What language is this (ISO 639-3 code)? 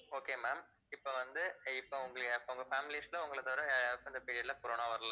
tam